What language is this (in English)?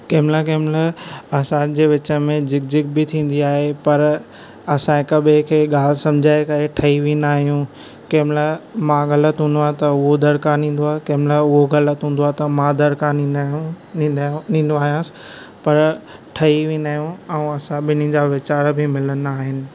Sindhi